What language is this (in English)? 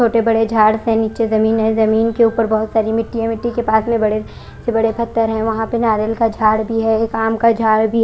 Hindi